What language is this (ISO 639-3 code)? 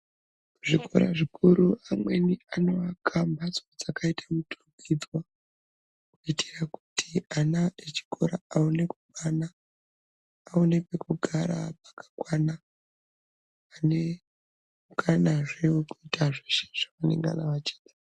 ndc